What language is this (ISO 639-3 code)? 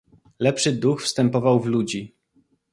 pol